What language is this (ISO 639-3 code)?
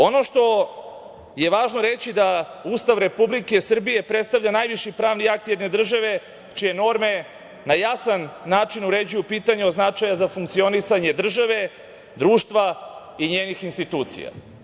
srp